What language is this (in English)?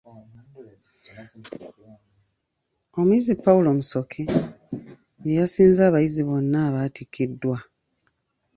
Ganda